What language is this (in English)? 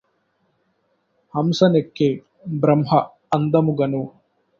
Telugu